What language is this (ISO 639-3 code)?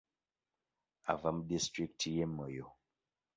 lug